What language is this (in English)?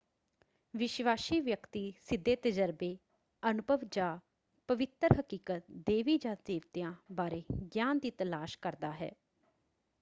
Punjabi